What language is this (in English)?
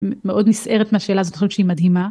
Hebrew